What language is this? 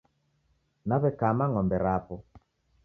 Taita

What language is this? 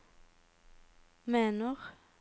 Norwegian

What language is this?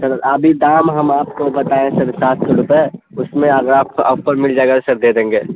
Urdu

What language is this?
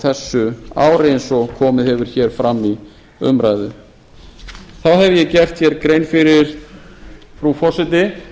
Icelandic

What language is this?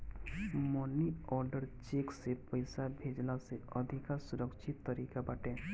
Bhojpuri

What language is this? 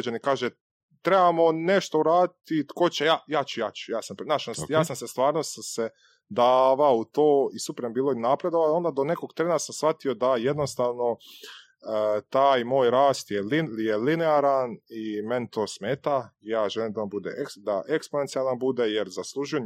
Croatian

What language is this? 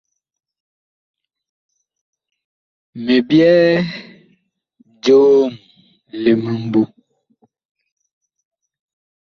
Bakoko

